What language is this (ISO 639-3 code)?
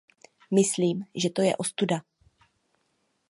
ces